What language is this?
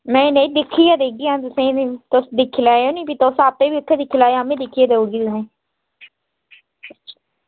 Dogri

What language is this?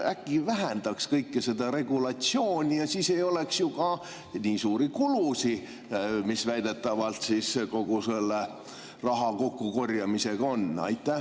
Estonian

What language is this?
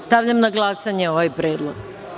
Serbian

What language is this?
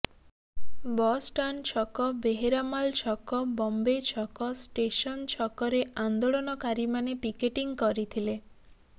Odia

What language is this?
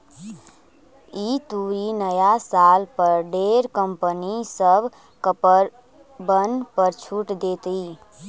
Magahi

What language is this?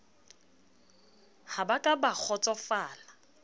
Southern Sotho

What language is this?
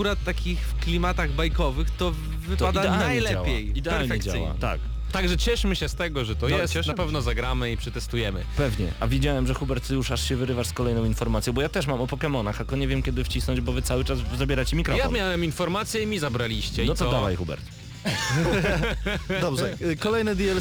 Polish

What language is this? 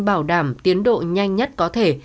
Vietnamese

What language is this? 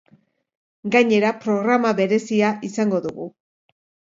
Basque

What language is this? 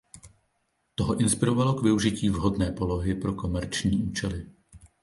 Czech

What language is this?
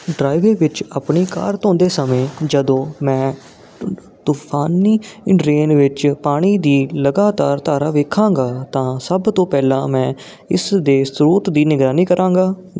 Punjabi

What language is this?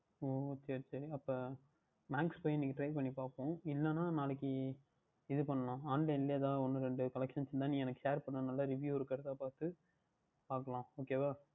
Tamil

